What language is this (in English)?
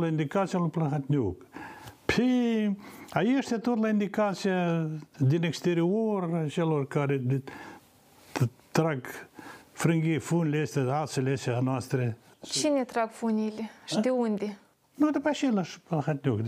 Romanian